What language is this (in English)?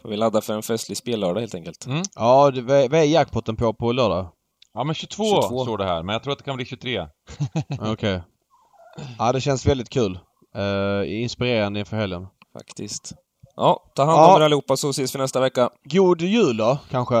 Swedish